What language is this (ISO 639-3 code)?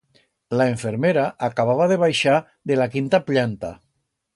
arg